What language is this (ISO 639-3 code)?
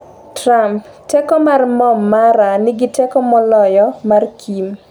luo